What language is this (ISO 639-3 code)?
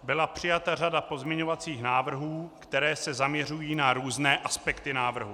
ces